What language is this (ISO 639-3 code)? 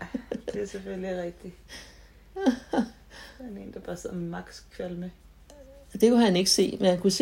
dan